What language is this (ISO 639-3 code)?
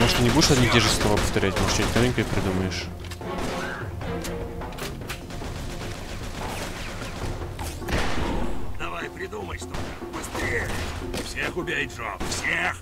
rus